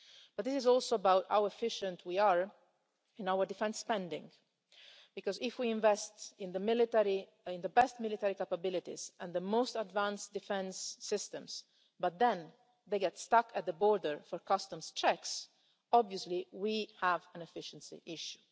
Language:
English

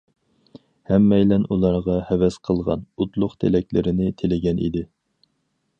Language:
Uyghur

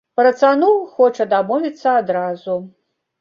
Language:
Belarusian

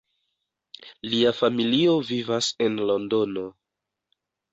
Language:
Esperanto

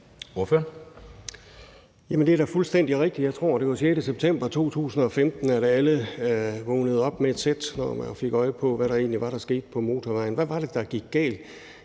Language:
Danish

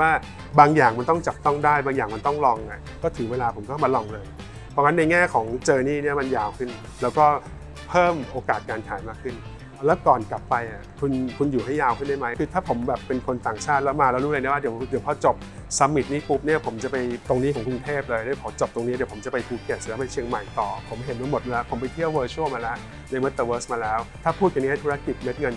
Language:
Thai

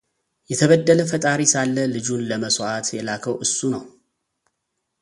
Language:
Amharic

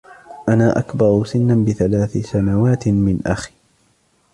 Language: Arabic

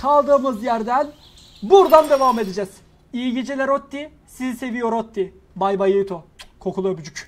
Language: Turkish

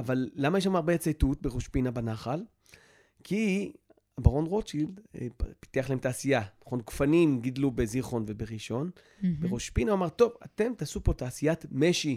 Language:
Hebrew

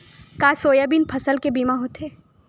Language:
Chhattisgarhi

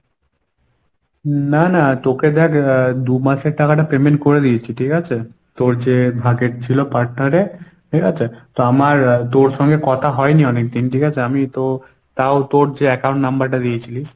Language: Bangla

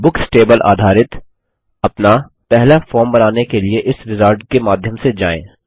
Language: Hindi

